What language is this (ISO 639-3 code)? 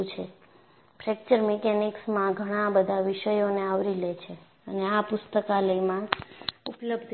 guj